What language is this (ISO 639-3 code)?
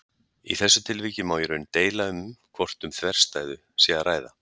isl